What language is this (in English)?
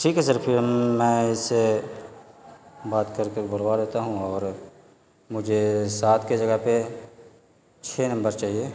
Urdu